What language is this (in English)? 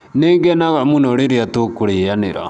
Kikuyu